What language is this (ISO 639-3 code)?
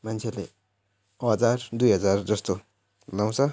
nep